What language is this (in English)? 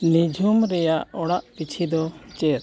Santali